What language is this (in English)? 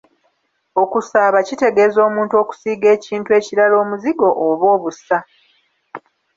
Ganda